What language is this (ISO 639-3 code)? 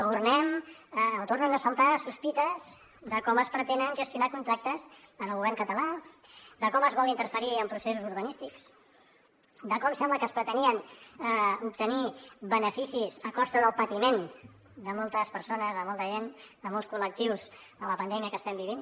cat